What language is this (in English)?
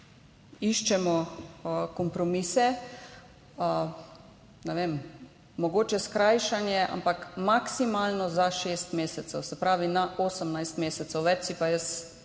Slovenian